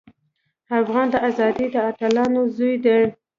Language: Pashto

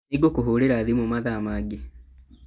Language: Kikuyu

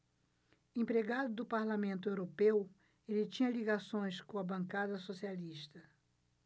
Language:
Portuguese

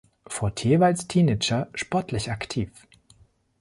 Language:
German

